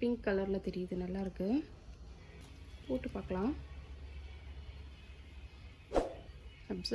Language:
English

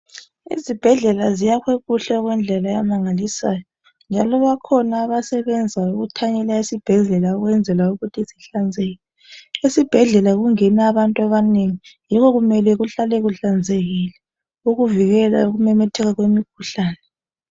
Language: North Ndebele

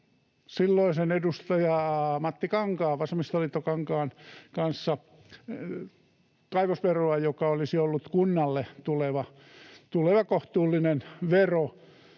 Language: Finnish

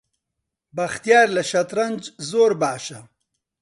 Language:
Central Kurdish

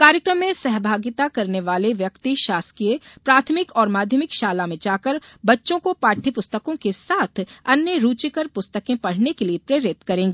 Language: Hindi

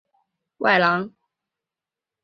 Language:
Chinese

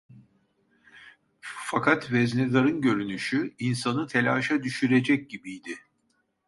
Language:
Turkish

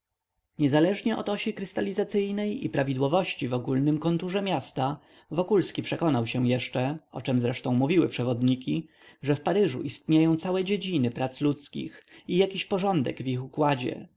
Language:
Polish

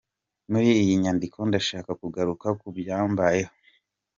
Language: Kinyarwanda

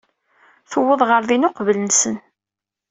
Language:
Kabyle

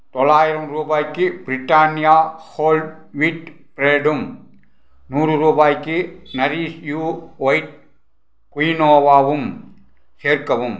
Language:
Tamil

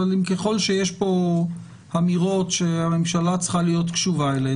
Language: Hebrew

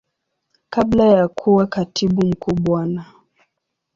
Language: Swahili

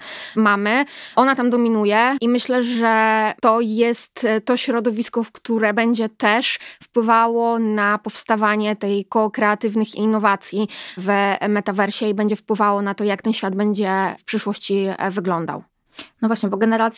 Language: Polish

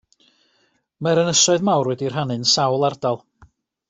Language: Welsh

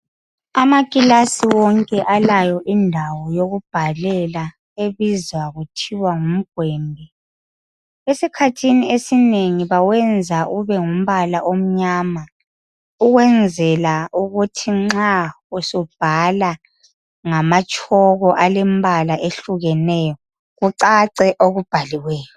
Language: North Ndebele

